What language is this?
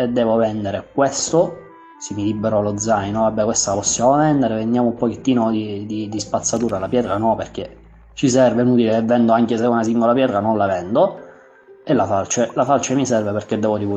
Italian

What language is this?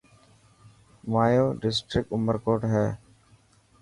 Dhatki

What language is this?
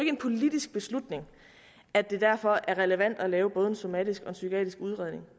Danish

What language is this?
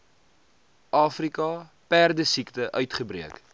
Afrikaans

